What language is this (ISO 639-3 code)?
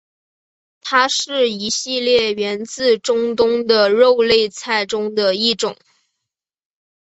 zho